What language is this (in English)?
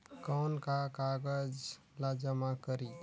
Chhattisgarhi